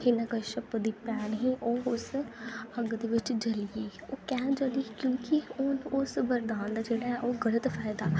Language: Dogri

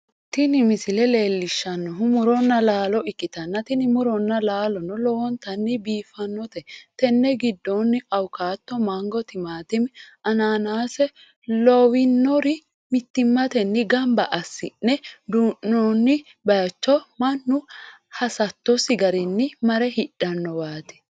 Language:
Sidamo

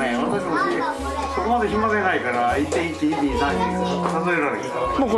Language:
Japanese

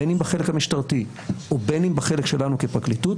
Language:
Hebrew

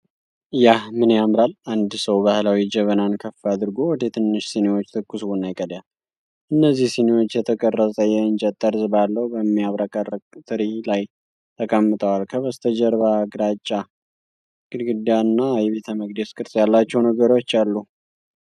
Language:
Amharic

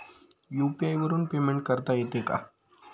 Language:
Marathi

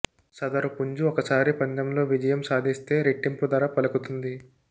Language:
Telugu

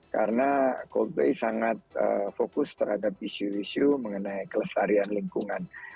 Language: Indonesian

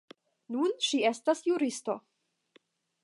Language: Esperanto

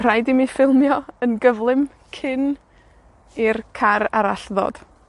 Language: Welsh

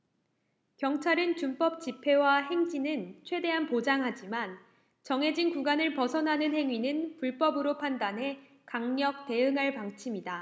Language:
Korean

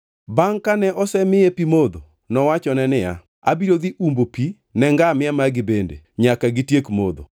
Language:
Luo (Kenya and Tanzania)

